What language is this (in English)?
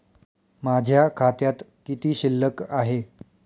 Marathi